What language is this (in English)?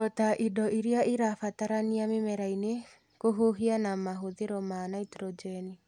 Kikuyu